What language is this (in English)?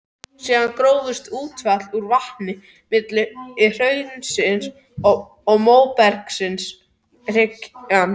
Icelandic